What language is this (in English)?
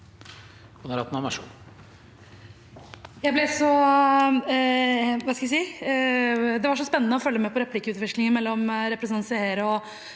Norwegian